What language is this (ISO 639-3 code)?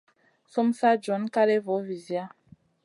mcn